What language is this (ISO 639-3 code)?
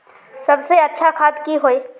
mag